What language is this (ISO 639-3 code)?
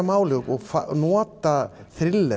isl